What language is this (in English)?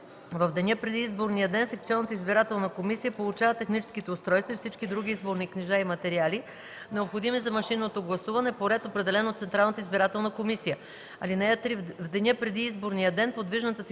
Bulgarian